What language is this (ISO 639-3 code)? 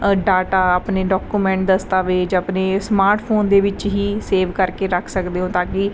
pan